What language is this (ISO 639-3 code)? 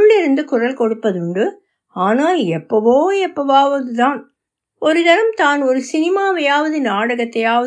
tam